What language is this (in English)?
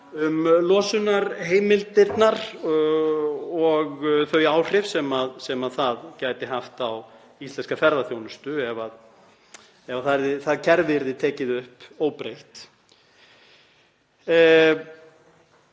Icelandic